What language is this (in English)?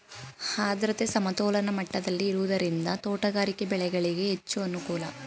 Kannada